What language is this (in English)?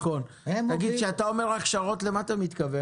Hebrew